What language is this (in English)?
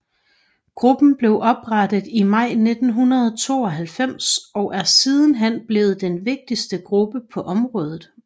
Danish